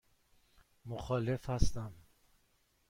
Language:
Persian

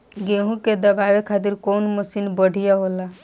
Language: Bhojpuri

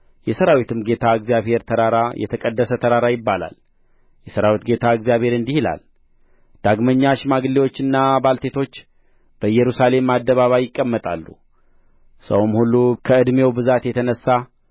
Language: Amharic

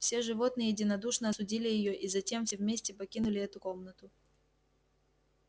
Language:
Russian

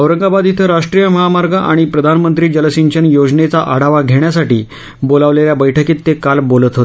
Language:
Marathi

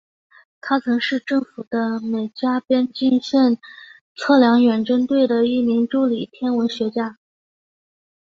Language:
Chinese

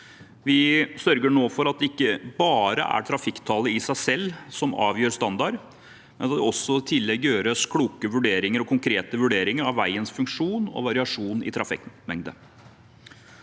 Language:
Norwegian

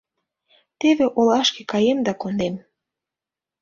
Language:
Mari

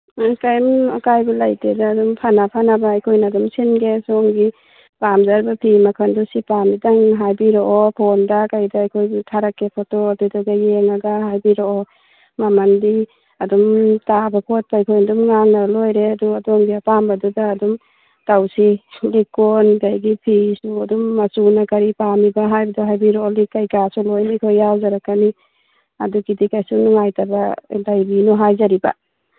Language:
Manipuri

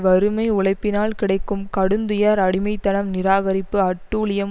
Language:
Tamil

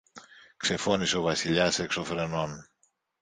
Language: Greek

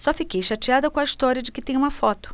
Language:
Portuguese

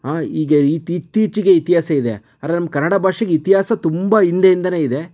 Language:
Kannada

